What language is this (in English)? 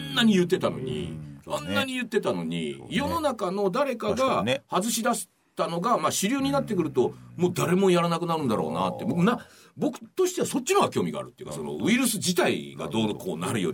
Japanese